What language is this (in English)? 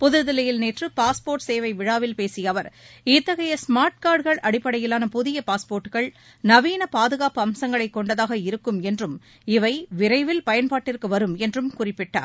Tamil